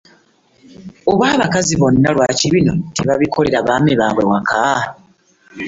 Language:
Ganda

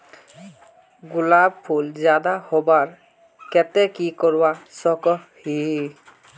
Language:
Magahi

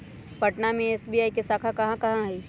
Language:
Magahi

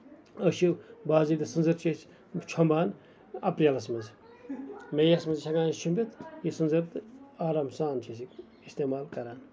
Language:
Kashmiri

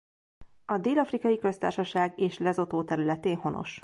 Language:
Hungarian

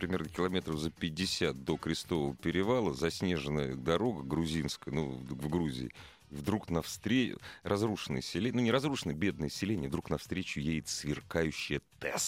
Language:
Russian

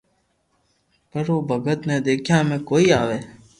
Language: Loarki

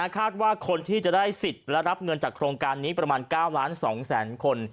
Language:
Thai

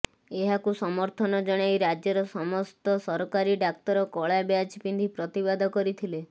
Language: Odia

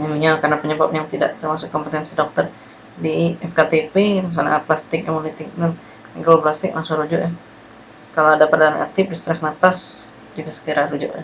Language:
Indonesian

